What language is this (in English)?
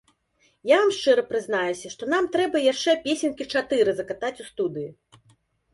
Belarusian